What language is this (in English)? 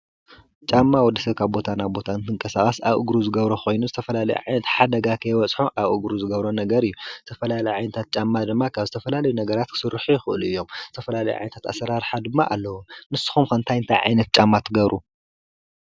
Tigrinya